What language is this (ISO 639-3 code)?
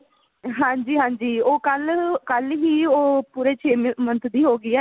pan